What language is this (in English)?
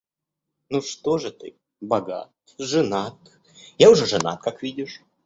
Russian